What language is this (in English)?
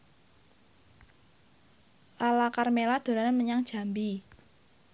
Javanese